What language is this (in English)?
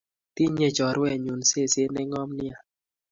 Kalenjin